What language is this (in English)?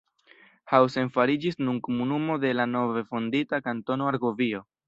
Esperanto